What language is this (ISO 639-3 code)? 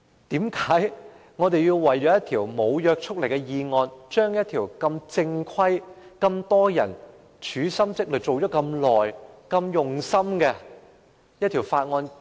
yue